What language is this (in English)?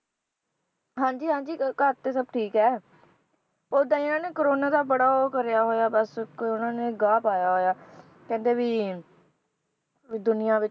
Punjabi